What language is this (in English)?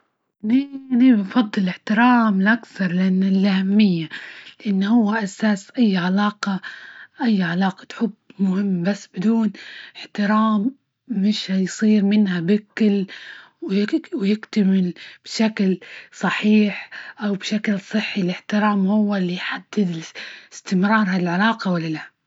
Libyan Arabic